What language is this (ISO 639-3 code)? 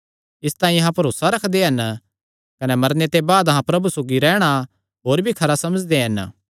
xnr